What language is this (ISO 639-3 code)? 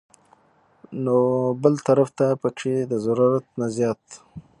pus